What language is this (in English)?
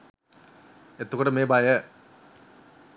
Sinhala